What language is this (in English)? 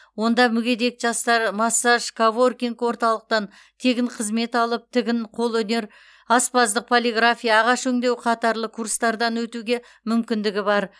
Kazakh